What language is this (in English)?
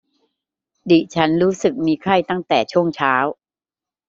Thai